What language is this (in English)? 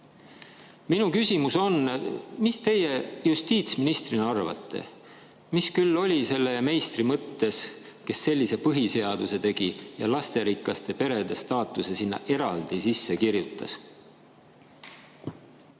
Estonian